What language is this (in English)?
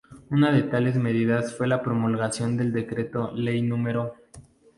Spanish